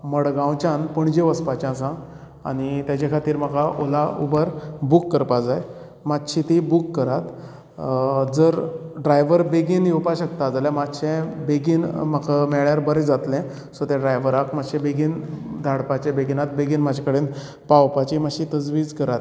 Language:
Konkani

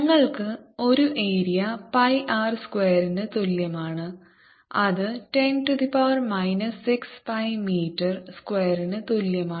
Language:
Malayalam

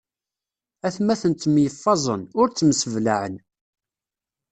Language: Kabyle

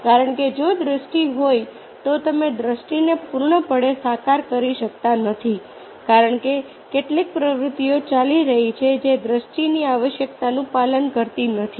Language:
Gujarati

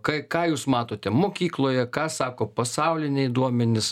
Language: Lithuanian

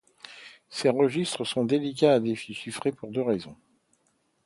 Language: French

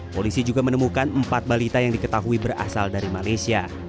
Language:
Indonesian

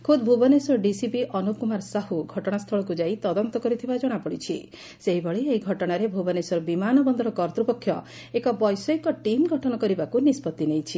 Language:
Odia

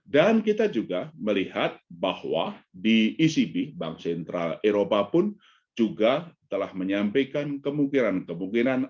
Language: Indonesian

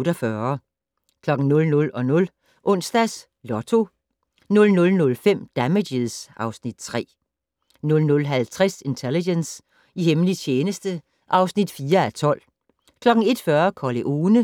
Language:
Danish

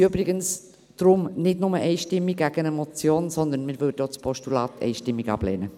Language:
Swiss German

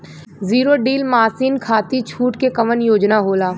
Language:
Bhojpuri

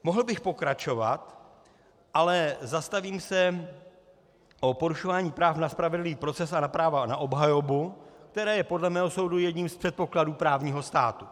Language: Czech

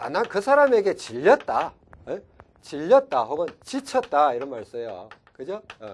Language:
Korean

